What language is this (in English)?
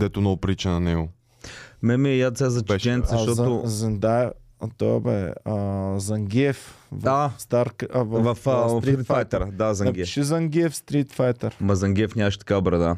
Bulgarian